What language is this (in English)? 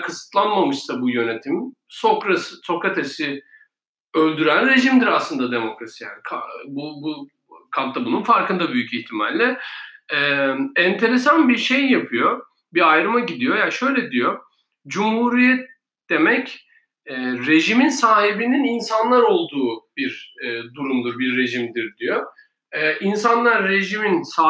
Turkish